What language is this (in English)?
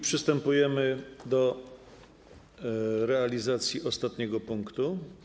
Polish